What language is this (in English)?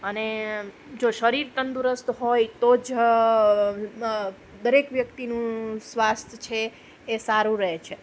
Gujarati